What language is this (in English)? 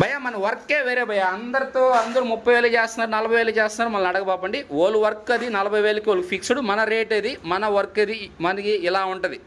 Telugu